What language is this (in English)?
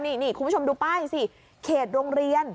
Thai